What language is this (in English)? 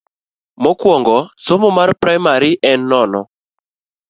Luo (Kenya and Tanzania)